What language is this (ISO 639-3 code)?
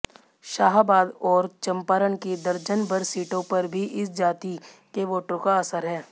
hin